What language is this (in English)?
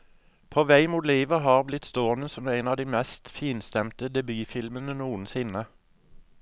Norwegian